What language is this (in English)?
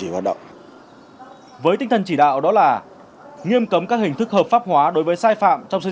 Vietnamese